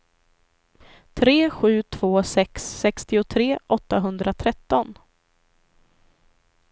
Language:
Swedish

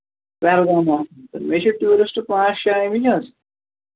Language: Kashmiri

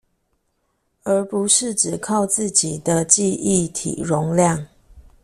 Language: Chinese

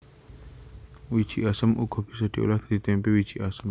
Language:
Javanese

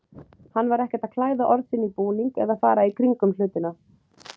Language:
Icelandic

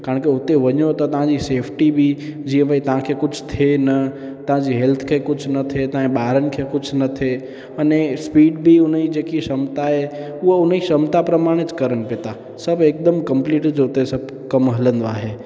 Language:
Sindhi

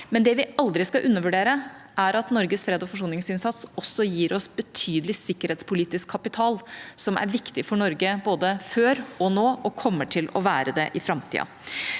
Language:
Norwegian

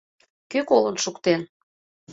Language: Mari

